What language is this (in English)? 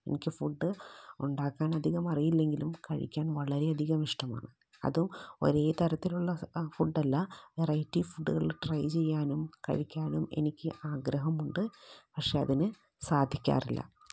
Malayalam